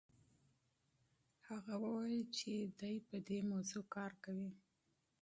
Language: Pashto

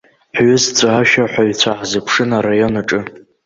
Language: Abkhazian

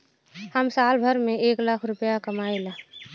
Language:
Bhojpuri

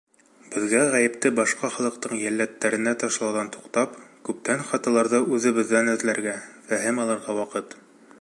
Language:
Bashkir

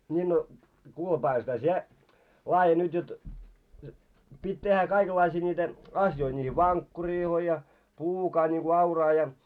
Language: Finnish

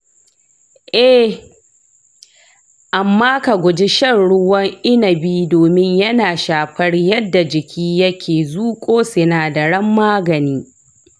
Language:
Hausa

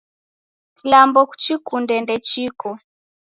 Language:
Taita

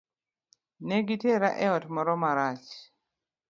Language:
Luo (Kenya and Tanzania)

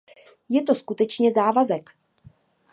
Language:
Czech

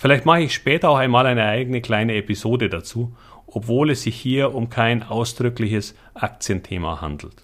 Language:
German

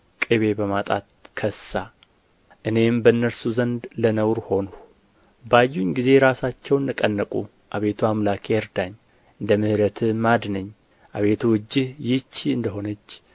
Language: Amharic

